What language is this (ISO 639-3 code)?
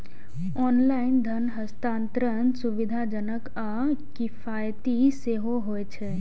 mai